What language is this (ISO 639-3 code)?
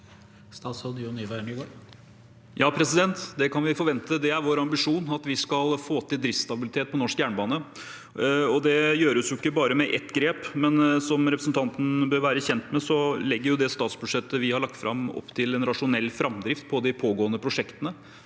nor